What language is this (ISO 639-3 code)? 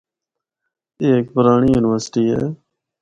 hno